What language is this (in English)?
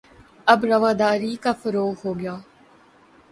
Urdu